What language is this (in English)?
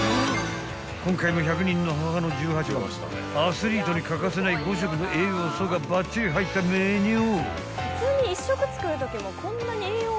Japanese